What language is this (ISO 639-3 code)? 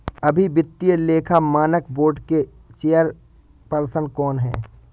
hin